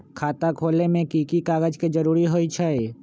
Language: Magahi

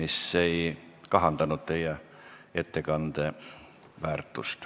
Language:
Estonian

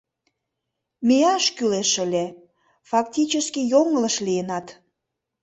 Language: Mari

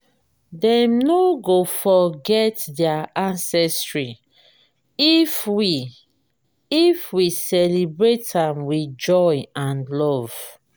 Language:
Nigerian Pidgin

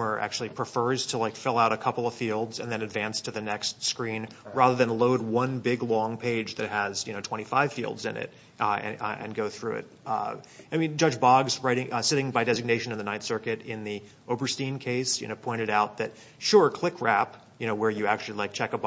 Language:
English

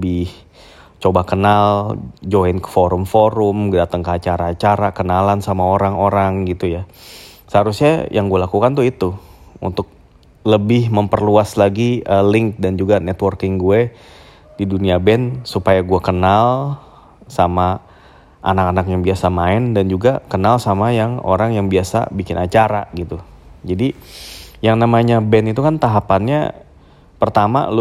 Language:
Indonesian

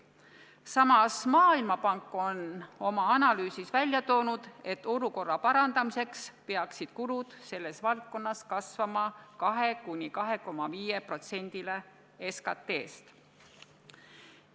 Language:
Estonian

